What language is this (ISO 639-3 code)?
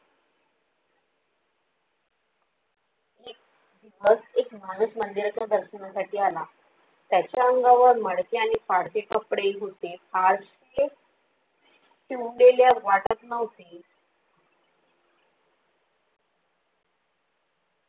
mar